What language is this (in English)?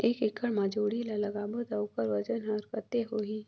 Chhattisgarhi